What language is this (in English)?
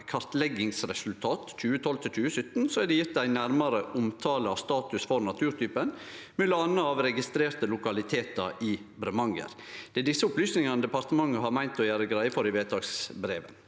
Norwegian